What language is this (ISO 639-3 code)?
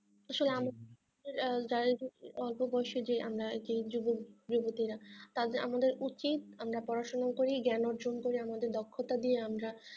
ben